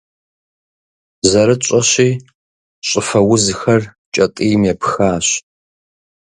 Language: Kabardian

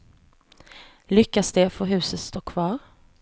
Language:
Swedish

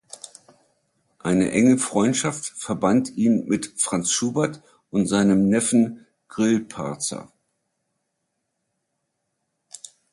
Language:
German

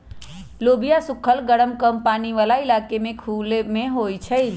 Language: Magahi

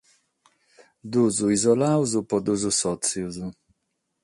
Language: Sardinian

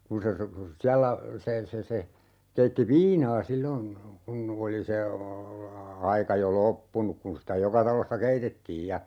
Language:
Finnish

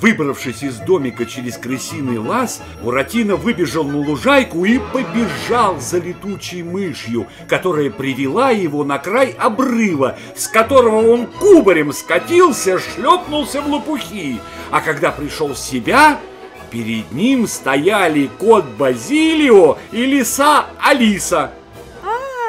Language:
Russian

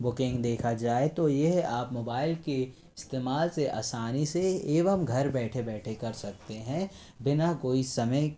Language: Hindi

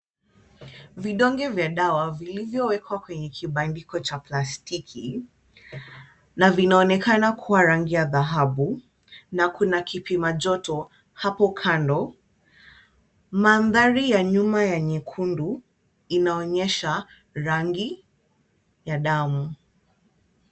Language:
Swahili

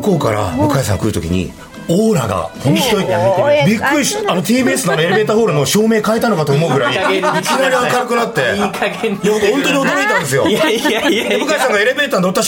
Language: Japanese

